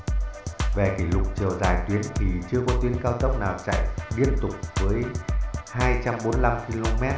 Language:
Vietnamese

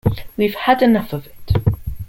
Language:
English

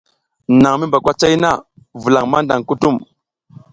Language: South Giziga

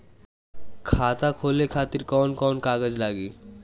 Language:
Bhojpuri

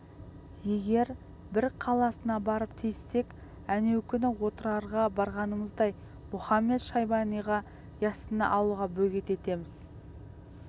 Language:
Kazakh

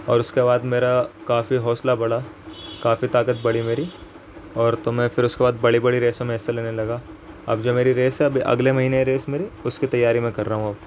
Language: Urdu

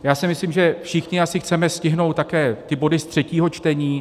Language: Czech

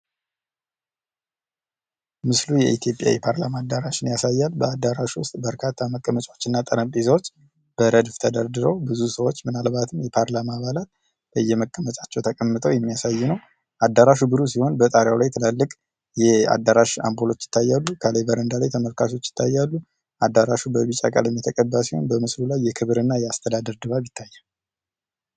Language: Amharic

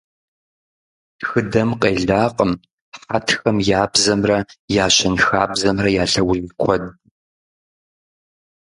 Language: Kabardian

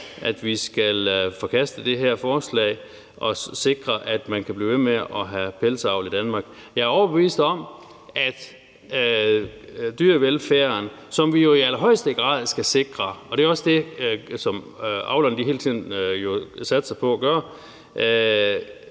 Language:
Danish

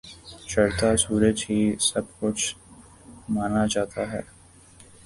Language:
Urdu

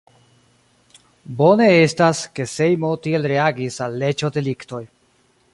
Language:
Esperanto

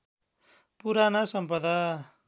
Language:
Nepali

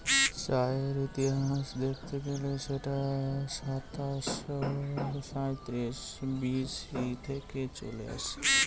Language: Bangla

